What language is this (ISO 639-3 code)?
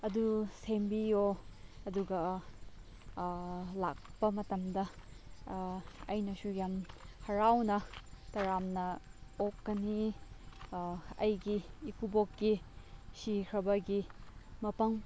mni